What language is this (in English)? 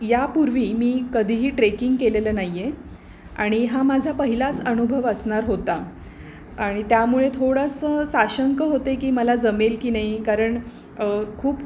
Marathi